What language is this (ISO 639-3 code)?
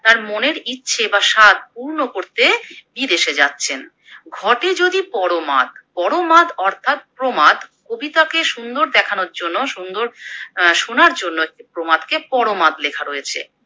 ben